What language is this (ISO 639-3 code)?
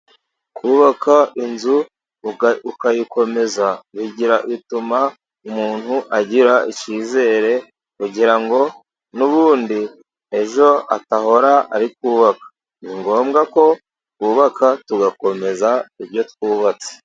kin